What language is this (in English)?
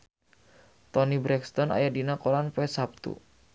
Sundanese